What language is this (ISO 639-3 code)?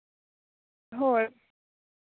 sat